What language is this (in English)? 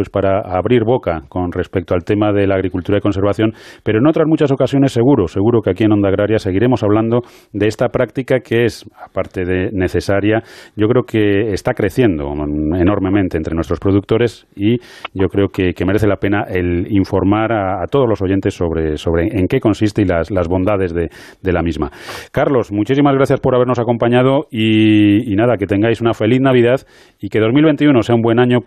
Spanish